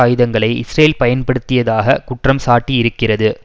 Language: Tamil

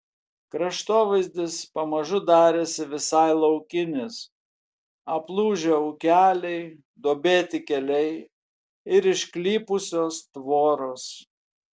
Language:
Lithuanian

